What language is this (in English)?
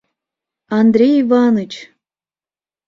Mari